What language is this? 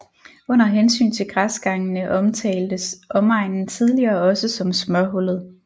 Danish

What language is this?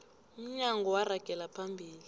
South Ndebele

